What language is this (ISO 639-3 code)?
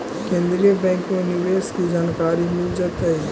mag